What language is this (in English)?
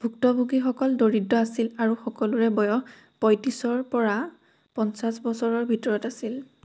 Assamese